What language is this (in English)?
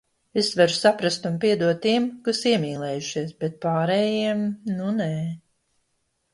Latvian